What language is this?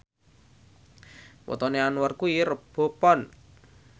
Javanese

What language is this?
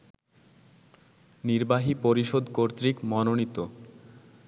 Bangla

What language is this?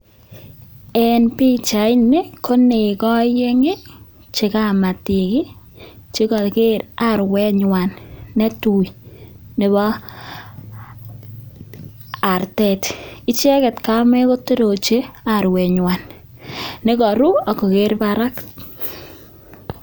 Kalenjin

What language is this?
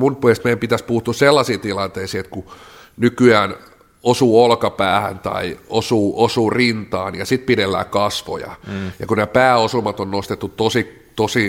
Finnish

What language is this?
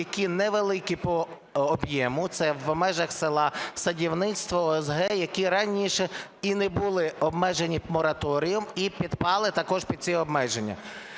Ukrainian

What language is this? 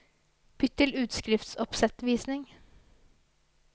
Norwegian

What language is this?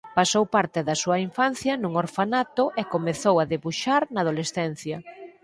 Galician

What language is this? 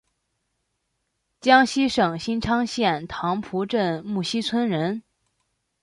Chinese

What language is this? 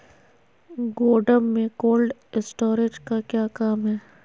Magahi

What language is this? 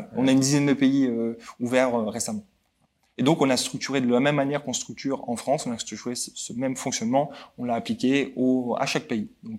French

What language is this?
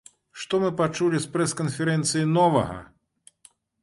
Belarusian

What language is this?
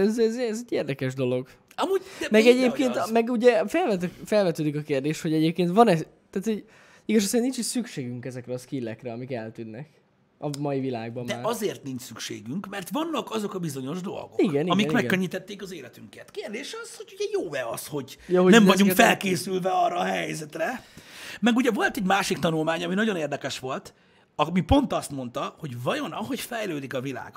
Hungarian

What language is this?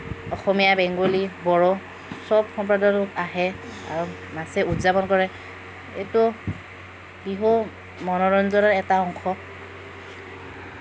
Assamese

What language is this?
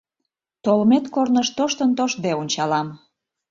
Mari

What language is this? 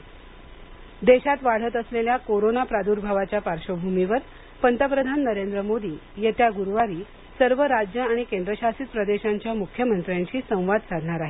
Marathi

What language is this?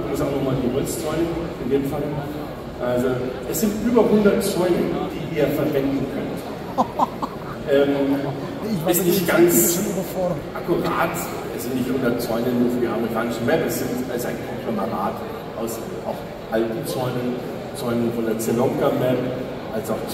German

